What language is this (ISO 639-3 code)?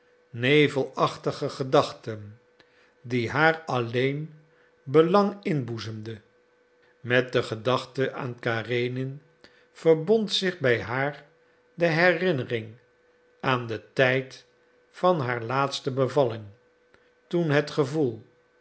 nld